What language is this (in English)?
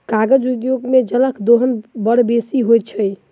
Maithili